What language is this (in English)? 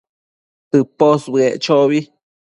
Matsés